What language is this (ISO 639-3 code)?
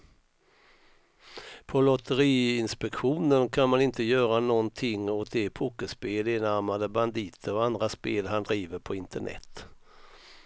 swe